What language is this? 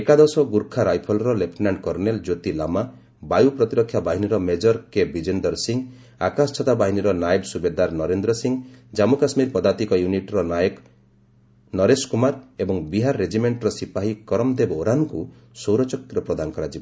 Odia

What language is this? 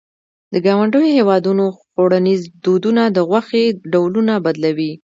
Pashto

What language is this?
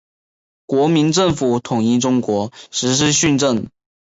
Chinese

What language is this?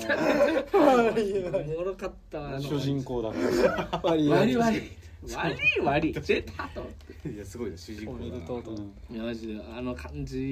Japanese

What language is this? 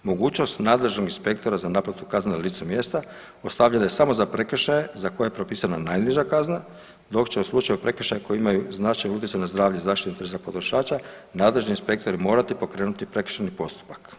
Croatian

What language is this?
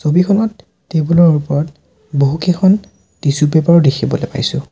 Assamese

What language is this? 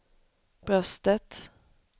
Swedish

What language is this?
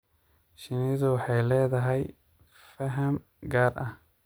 Somali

